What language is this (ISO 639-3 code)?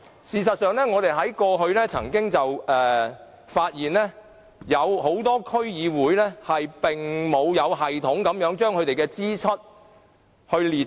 yue